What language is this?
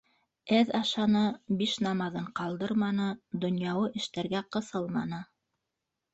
Bashkir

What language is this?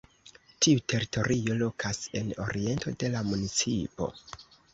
Esperanto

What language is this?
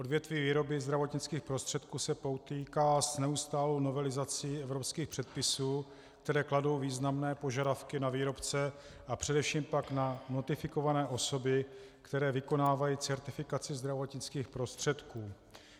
Czech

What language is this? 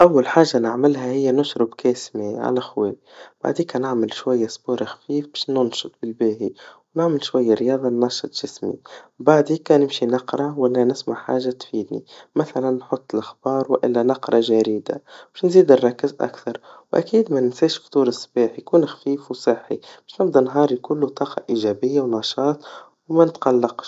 Tunisian Arabic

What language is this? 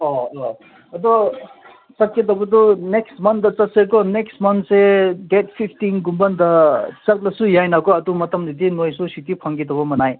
Manipuri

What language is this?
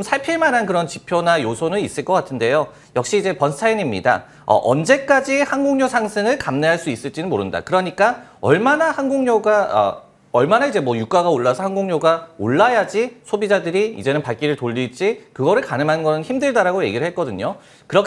Korean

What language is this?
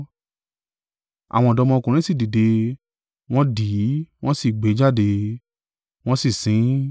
Yoruba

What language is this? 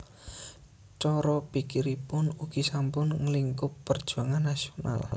Javanese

